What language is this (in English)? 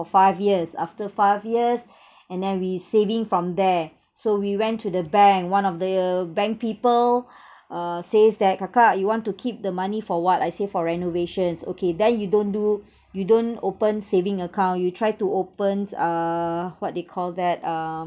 English